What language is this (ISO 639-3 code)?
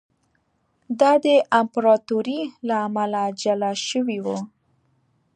pus